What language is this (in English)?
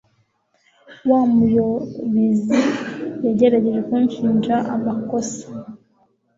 Kinyarwanda